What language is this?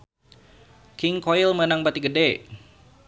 Sundanese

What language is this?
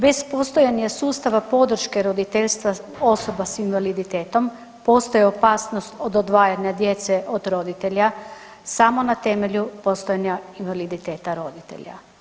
Croatian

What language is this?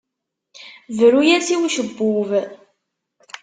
Kabyle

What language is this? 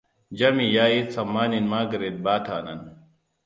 Hausa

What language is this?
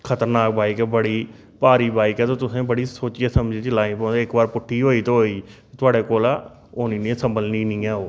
Dogri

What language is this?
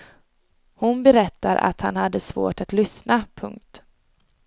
Swedish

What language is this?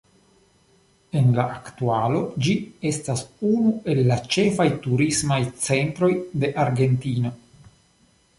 Esperanto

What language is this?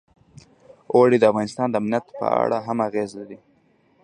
Pashto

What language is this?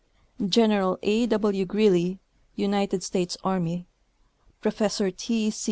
English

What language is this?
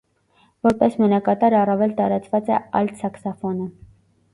Armenian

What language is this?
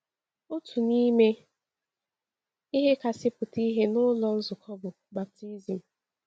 Igbo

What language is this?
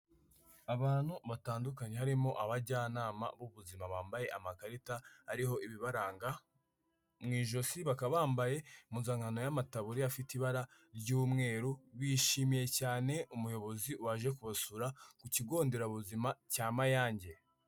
Kinyarwanda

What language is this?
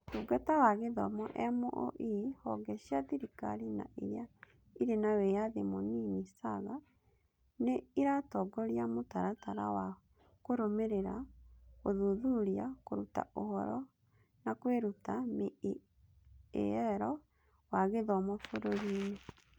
Kikuyu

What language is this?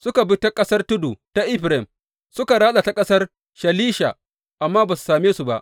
Hausa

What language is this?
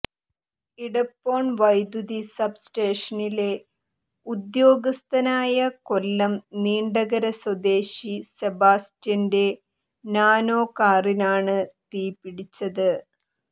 Malayalam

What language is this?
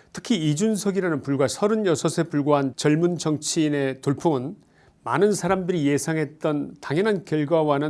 Korean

